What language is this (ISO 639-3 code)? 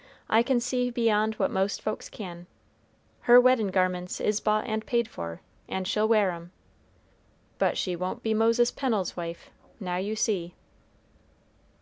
eng